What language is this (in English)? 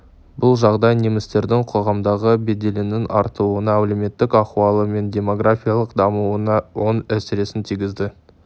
Kazakh